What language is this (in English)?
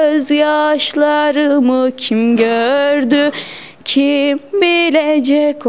Turkish